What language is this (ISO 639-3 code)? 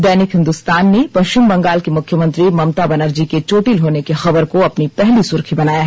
hin